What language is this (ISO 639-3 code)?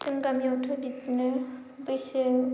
brx